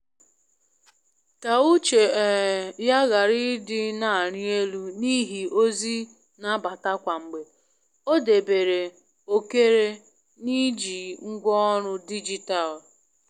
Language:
Igbo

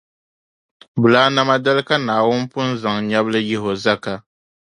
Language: Dagbani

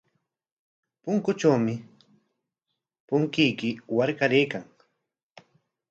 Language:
Corongo Ancash Quechua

